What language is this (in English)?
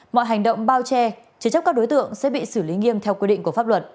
Vietnamese